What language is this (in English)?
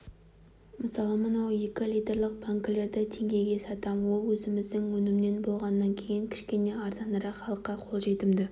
Kazakh